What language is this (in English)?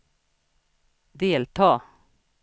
Swedish